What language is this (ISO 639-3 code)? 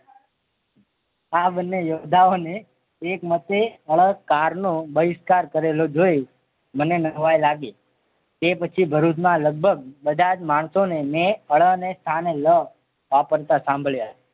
guj